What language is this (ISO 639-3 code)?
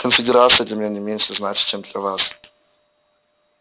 rus